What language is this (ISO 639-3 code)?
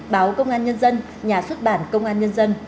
vie